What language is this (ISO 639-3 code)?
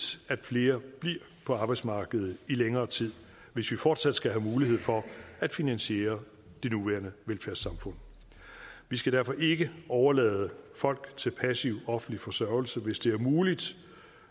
dan